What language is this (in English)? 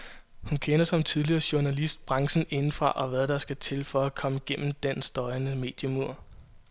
Danish